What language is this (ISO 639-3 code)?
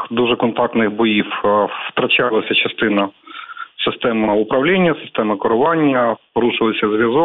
ukr